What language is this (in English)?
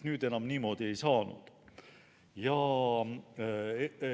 Estonian